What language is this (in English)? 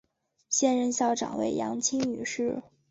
Chinese